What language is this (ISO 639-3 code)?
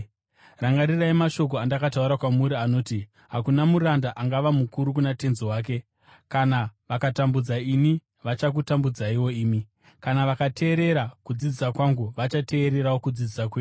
sna